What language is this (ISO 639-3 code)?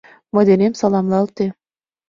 chm